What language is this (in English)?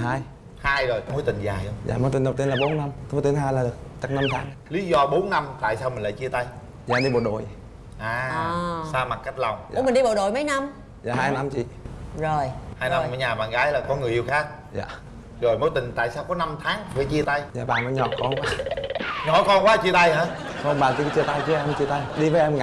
Vietnamese